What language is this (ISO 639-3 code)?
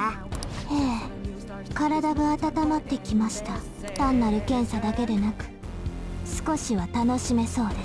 jpn